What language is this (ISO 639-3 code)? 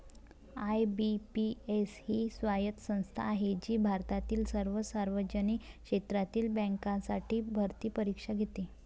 mar